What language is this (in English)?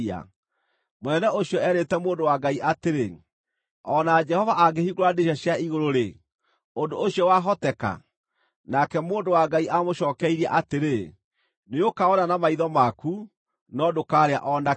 Kikuyu